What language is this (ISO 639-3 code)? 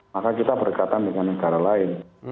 ind